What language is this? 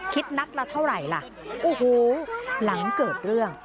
Thai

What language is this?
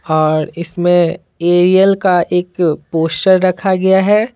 Hindi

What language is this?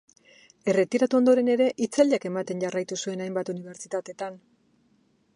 Basque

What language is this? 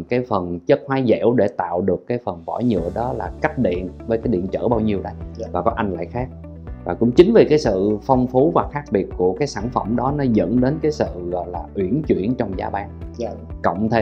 Vietnamese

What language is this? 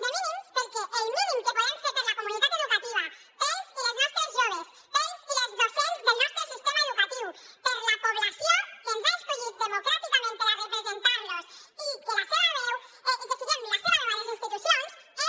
Catalan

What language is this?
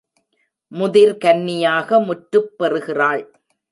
Tamil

